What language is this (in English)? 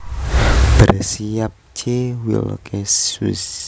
Javanese